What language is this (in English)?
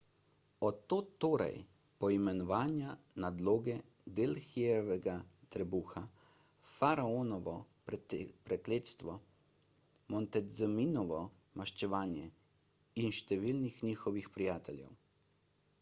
Slovenian